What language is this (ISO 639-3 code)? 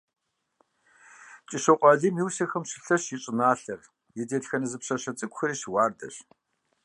kbd